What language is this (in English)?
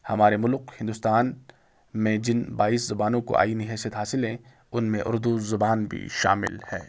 Urdu